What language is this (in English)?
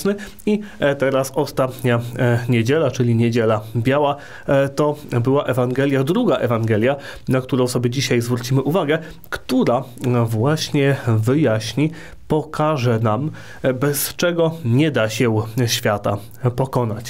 Polish